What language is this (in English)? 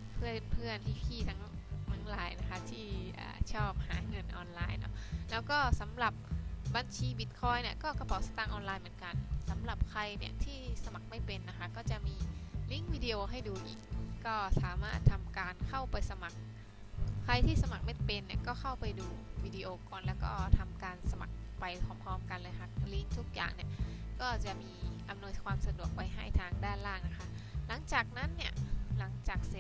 Thai